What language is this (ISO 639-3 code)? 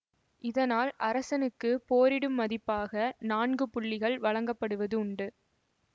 tam